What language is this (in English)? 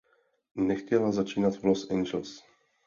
Czech